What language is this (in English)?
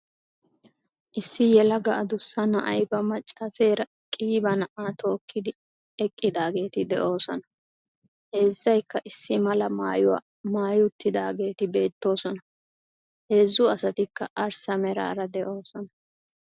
Wolaytta